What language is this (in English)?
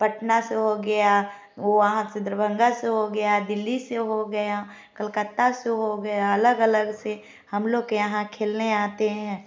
Hindi